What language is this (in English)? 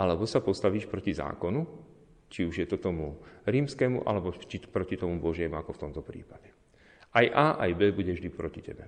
Slovak